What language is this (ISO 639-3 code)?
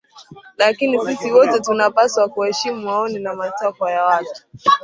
swa